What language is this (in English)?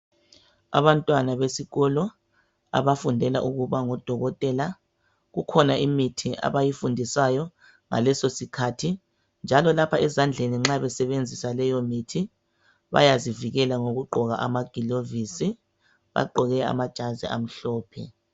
North Ndebele